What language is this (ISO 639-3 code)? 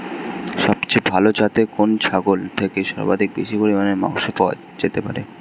ben